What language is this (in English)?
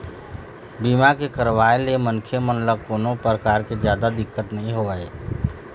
Chhattisgarhi